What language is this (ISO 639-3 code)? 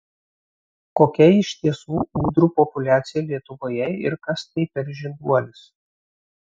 lit